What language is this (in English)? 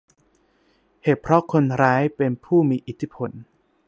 Thai